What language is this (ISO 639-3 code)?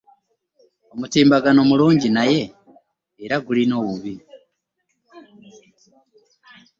lug